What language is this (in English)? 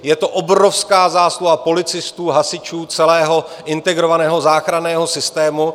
Czech